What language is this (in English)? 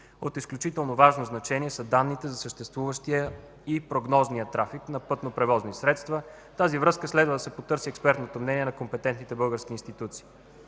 Bulgarian